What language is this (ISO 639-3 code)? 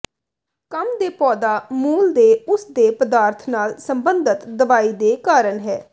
pan